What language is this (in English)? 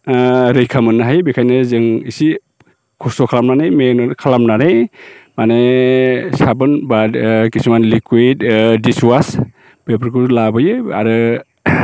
Bodo